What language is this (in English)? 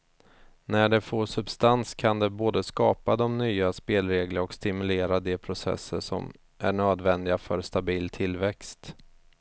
Swedish